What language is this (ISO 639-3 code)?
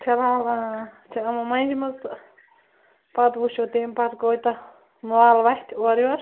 kas